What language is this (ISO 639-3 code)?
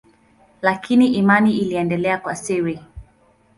swa